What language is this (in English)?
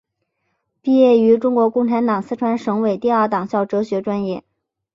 Chinese